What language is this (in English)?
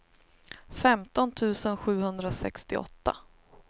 Swedish